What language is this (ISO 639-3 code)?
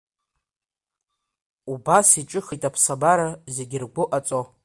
abk